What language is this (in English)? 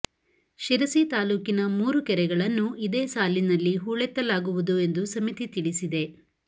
Kannada